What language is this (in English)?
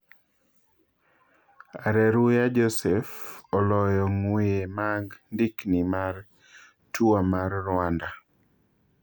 Luo (Kenya and Tanzania)